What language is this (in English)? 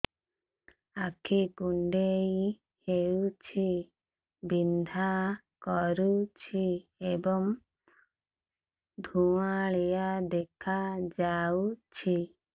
Odia